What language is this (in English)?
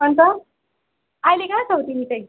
Nepali